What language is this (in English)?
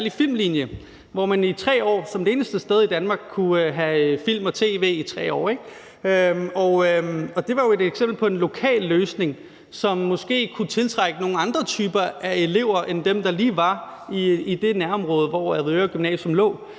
Danish